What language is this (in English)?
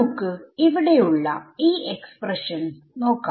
Malayalam